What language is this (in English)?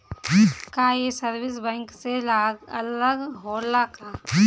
Bhojpuri